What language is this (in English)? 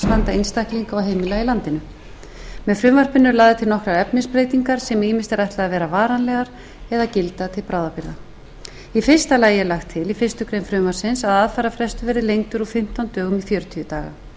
Icelandic